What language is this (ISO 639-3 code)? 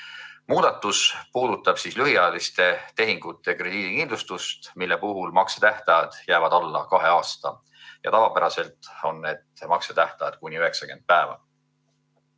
est